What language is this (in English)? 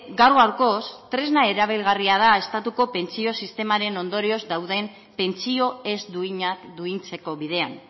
Basque